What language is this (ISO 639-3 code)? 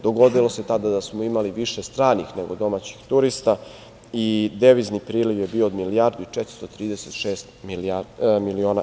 srp